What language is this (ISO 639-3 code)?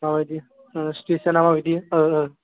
brx